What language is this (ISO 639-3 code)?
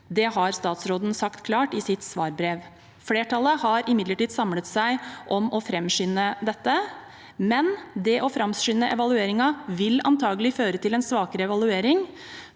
nor